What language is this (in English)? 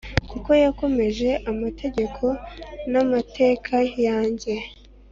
Kinyarwanda